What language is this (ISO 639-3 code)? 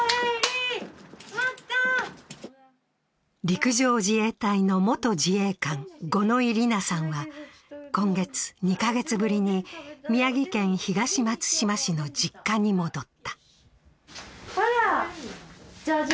jpn